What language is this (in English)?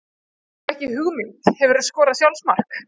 Icelandic